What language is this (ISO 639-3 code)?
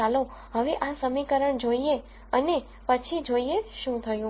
guj